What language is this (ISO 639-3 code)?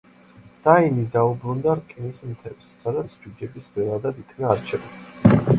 kat